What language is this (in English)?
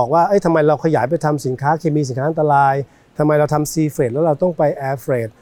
Thai